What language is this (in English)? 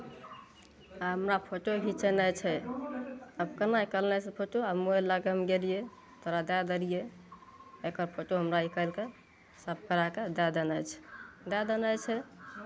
Maithili